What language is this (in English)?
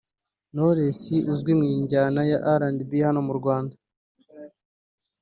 Kinyarwanda